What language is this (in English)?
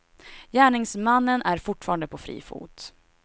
Swedish